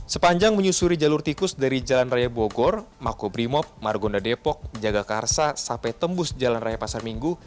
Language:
Indonesian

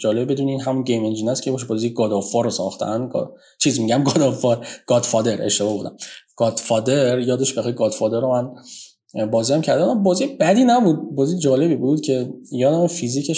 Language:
Persian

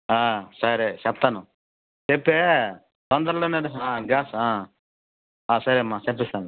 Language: Telugu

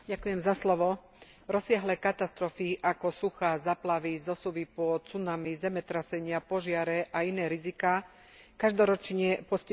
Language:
Slovak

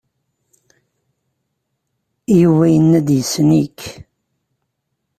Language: Kabyle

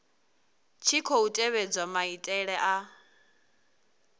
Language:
Venda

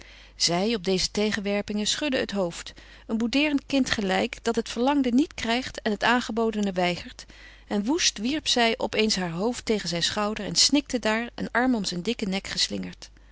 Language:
Dutch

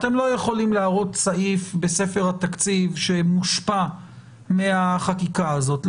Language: Hebrew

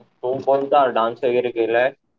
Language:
Marathi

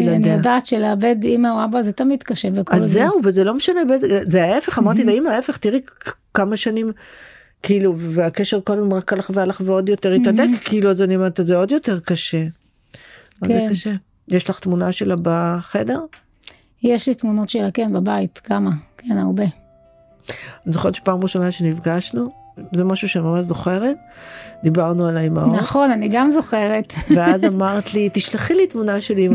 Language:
Hebrew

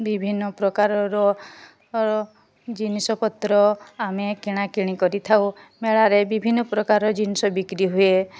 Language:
Odia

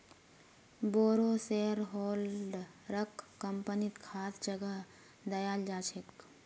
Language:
Magahi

